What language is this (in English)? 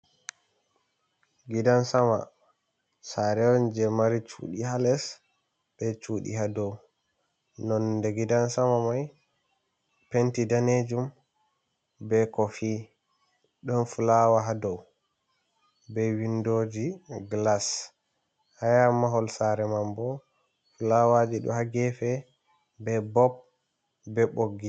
Fula